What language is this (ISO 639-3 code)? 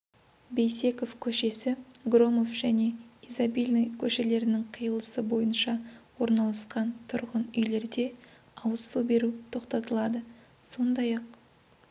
kaz